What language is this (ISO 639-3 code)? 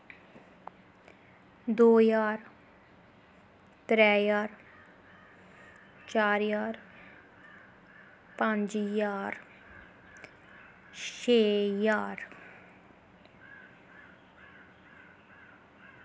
doi